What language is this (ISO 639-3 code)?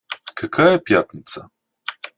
rus